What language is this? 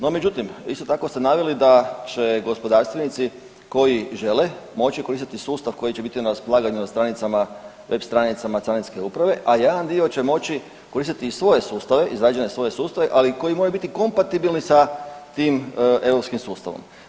Croatian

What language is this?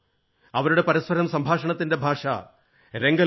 Malayalam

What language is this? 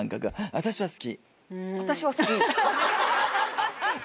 Japanese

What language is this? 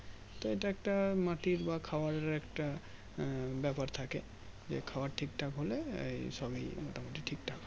Bangla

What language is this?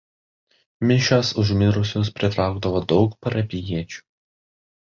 Lithuanian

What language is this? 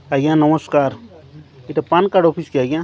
Odia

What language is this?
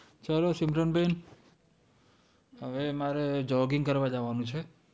Gujarati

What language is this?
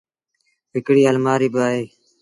Sindhi Bhil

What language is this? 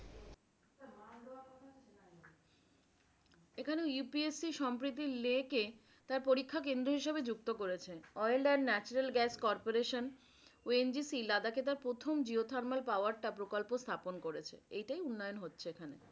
Bangla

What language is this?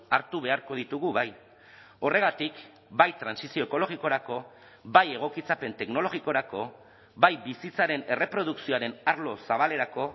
Basque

